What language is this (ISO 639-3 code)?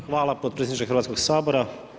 hrv